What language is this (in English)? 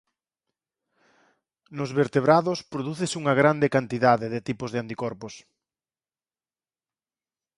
Galician